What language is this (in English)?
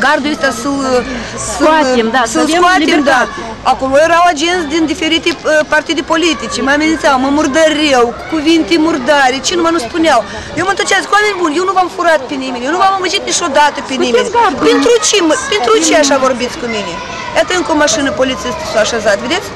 Romanian